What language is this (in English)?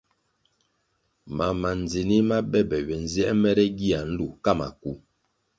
Kwasio